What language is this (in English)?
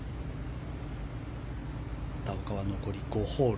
Japanese